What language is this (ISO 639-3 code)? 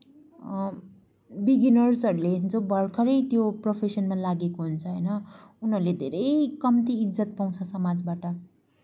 nep